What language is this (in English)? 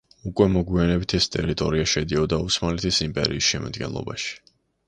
Georgian